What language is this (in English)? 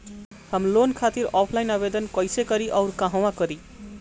Bhojpuri